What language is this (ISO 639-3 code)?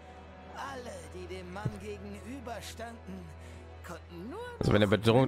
deu